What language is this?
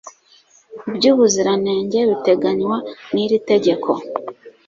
Kinyarwanda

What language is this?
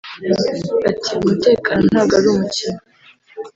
Kinyarwanda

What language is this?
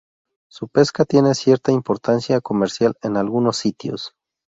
Spanish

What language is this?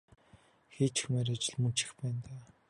Mongolian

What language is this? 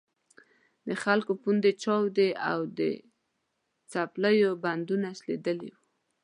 Pashto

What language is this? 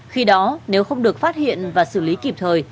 Vietnamese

